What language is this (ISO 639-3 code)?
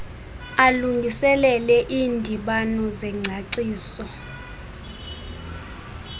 xho